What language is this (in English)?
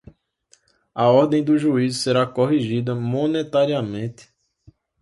Portuguese